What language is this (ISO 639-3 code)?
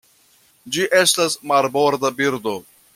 epo